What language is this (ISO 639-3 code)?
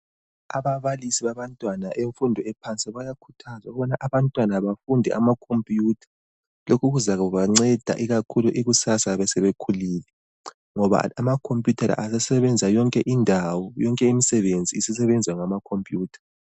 nde